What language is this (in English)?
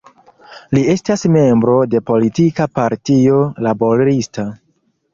Esperanto